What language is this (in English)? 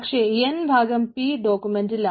Malayalam